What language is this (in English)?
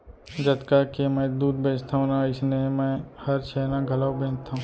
Chhattisgarhi